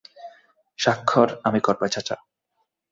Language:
Bangla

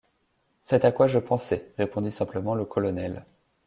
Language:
French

